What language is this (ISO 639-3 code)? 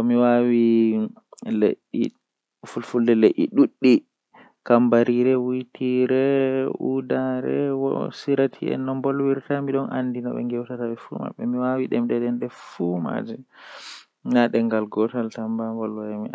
fuh